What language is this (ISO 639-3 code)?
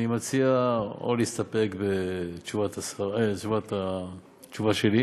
heb